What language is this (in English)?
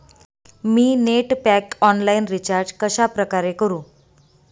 Marathi